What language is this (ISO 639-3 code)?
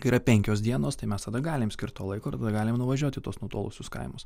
lit